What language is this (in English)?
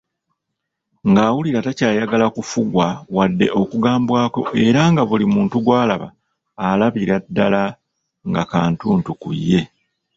Ganda